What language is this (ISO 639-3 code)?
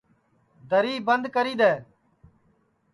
ssi